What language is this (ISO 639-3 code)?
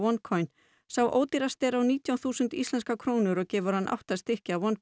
isl